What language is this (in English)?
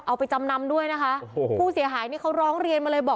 Thai